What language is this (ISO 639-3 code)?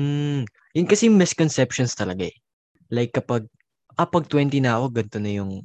fil